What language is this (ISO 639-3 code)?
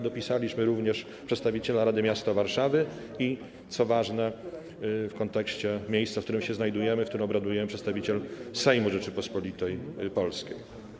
pol